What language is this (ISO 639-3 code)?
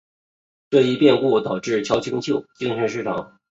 zho